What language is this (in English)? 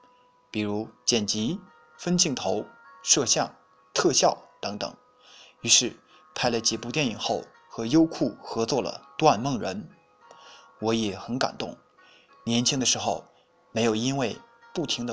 Chinese